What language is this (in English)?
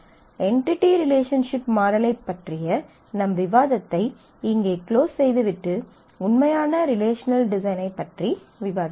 Tamil